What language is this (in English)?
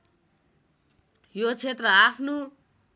Nepali